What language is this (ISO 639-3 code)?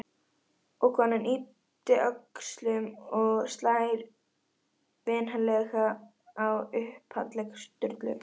isl